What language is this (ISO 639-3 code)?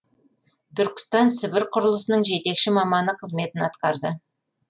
kaz